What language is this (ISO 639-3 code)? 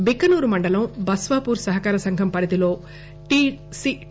tel